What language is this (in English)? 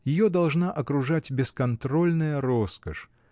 Russian